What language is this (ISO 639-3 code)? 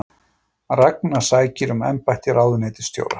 isl